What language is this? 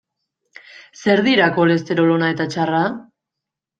Basque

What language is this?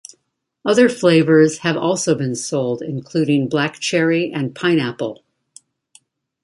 English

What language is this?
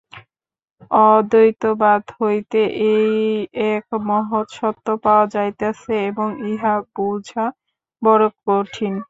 Bangla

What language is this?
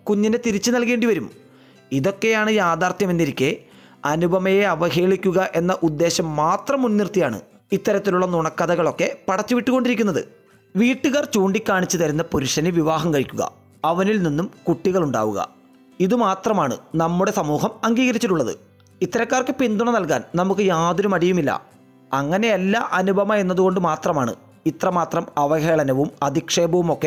Malayalam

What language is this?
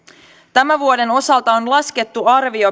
Finnish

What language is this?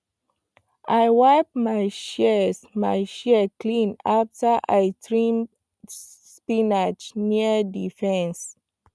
Nigerian Pidgin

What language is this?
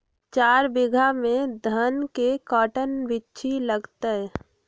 Magahi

